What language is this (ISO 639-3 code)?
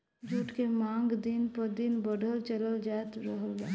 bho